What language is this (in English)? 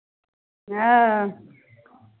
Maithili